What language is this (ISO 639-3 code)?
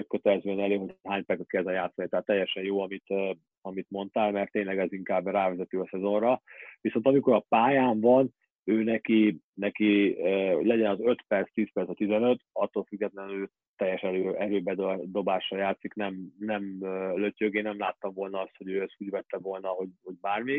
hun